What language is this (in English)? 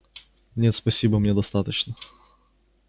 Russian